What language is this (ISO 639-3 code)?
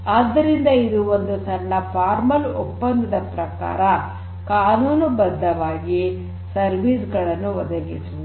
kan